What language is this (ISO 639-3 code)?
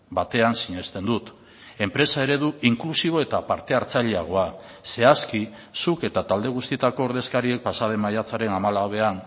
eus